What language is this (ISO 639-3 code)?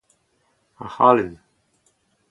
bre